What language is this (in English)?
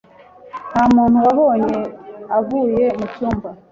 Kinyarwanda